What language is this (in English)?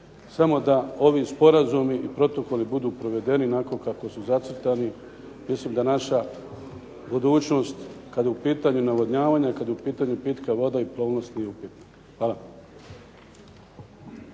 Croatian